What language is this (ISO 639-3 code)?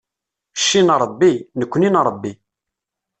kab